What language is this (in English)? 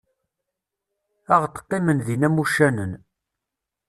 Kabyle